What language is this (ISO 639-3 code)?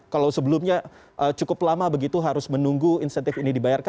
ind